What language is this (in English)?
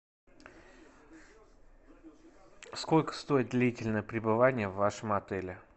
Russian